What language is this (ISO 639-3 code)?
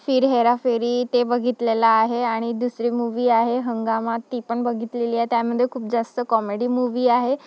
mar